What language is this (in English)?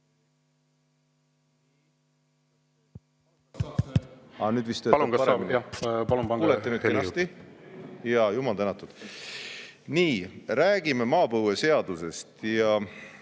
Estonian